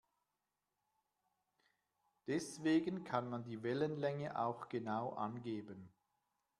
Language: German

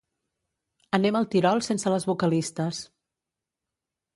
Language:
Catalan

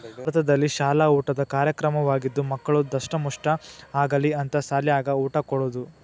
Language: Kannada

